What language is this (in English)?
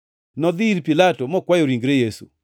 Luo (Kenya and Tanzania)